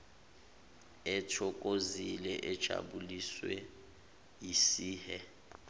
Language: Zulu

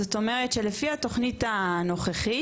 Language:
Hebrew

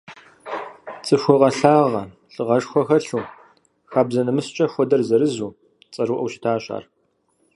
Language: Kabardian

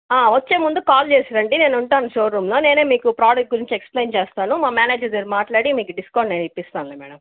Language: Telugu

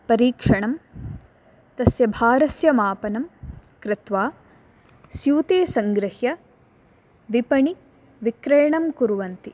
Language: Sanskrit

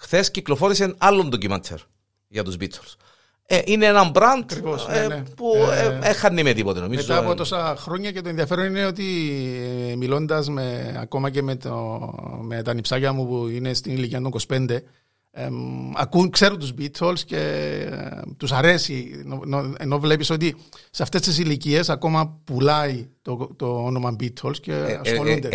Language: Greek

